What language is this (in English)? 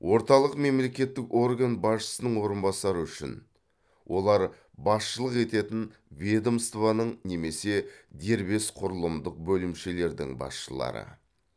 Kazakh